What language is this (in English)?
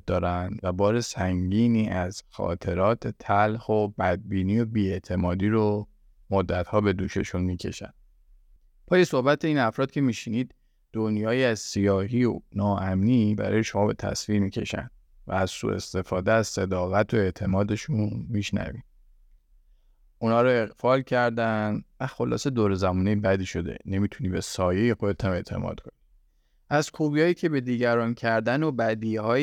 Persian